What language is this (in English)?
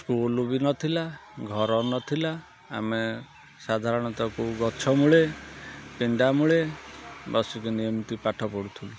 Odia